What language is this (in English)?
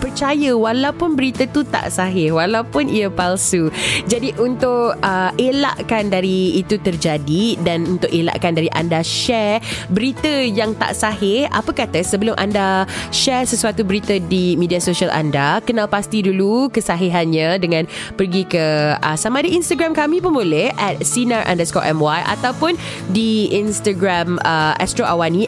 Malay